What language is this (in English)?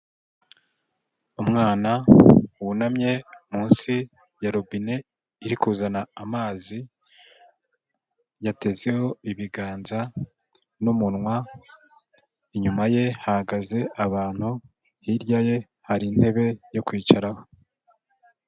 Kinyarwanda